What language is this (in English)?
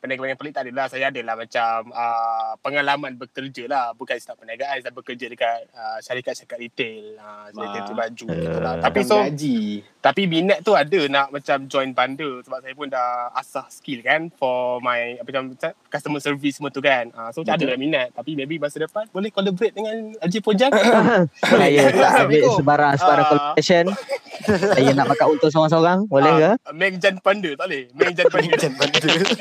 Malay